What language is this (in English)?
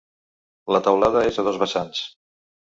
Catalan